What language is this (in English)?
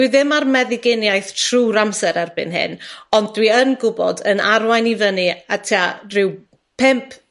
Welsh